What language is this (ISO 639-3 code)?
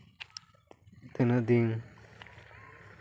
sat